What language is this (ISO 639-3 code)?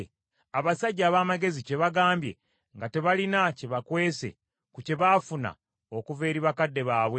lug